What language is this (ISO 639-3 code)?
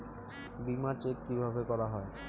ben